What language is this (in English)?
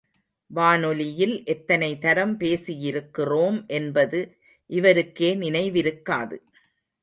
Tamil